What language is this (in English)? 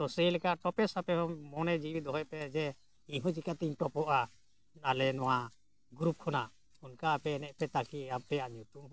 Santali